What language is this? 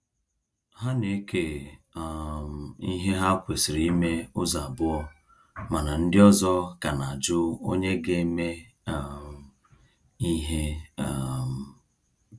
Igbo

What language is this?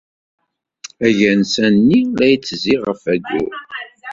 Kabyle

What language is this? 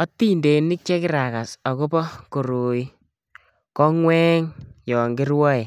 Kalenjin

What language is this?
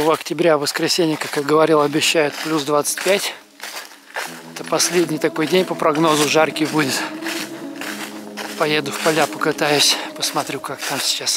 Russian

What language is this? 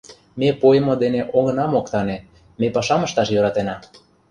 Mari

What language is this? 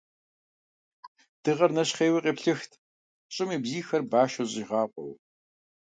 Kabardian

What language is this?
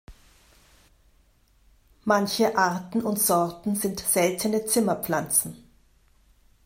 German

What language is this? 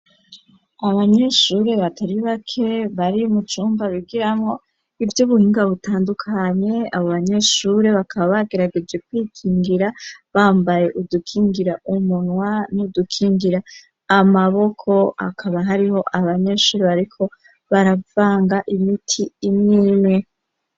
Rundi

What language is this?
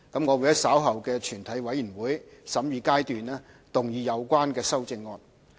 Cantonese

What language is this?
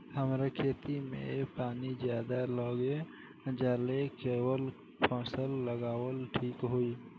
Bhojpuri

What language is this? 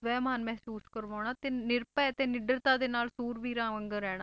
Punjabi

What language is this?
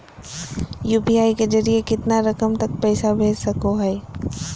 Magahi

